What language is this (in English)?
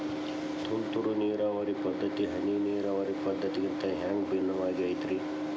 Kannada